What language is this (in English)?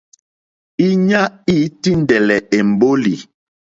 Mokpwe